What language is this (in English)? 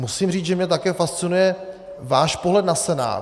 Czech